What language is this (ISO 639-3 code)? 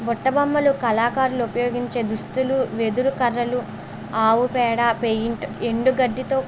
tel